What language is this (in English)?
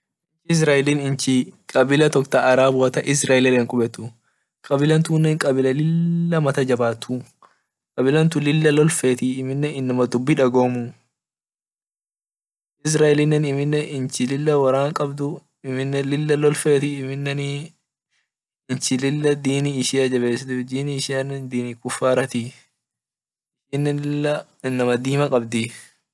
Orma